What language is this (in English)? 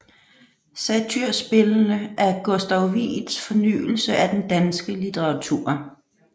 Danish